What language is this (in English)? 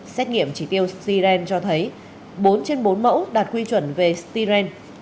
Vietnamese